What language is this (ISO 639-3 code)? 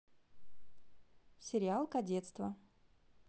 rus